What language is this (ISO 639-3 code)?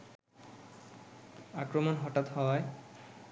ben